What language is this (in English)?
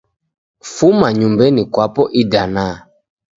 Taita